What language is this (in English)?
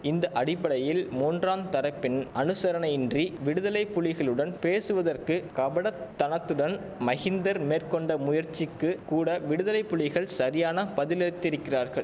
Tamil